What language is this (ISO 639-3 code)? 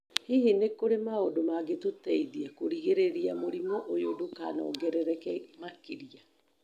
kik